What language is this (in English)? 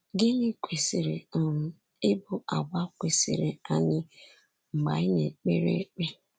Igbo